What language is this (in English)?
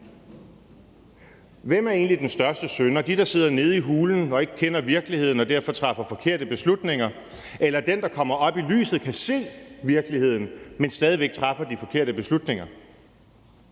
Danish